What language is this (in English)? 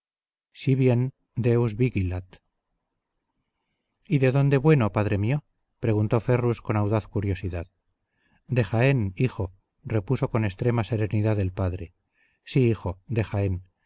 Spanish